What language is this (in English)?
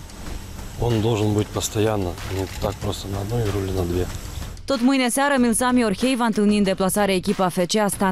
Romanian